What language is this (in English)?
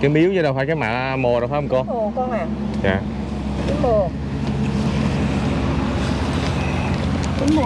Vietnamese